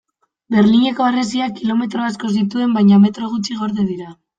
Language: Basque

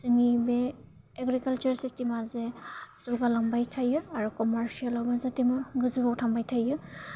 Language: Bodo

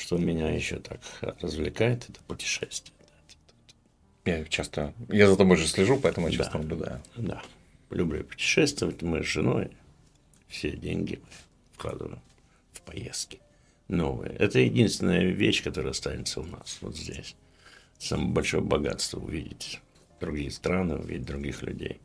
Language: Russian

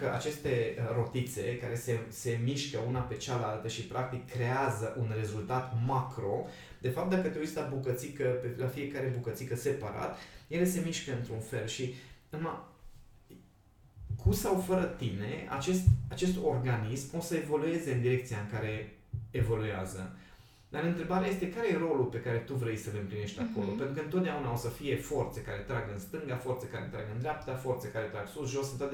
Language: Romanian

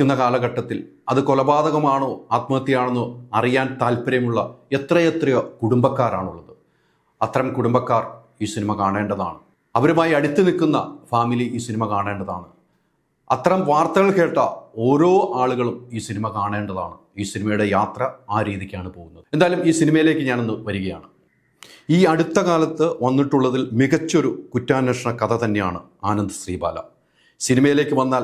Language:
Malayalam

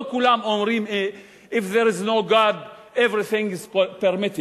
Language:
Hebrew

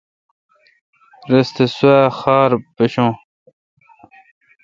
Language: Kalkoti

